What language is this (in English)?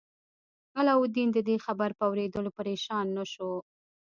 Pashto